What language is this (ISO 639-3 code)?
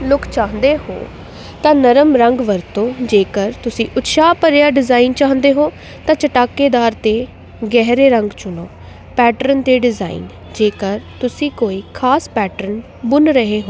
pan